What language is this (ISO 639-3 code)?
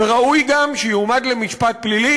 heb